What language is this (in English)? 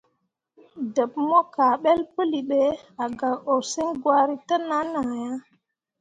Mundang